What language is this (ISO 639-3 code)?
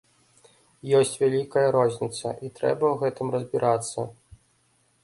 bel